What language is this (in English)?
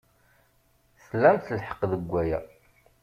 Kabyle